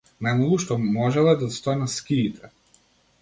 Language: Macedonian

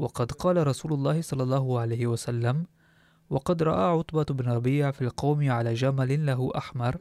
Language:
Arabic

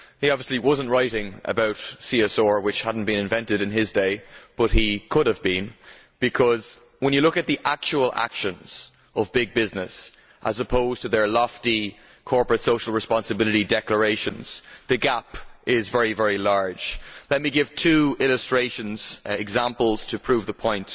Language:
English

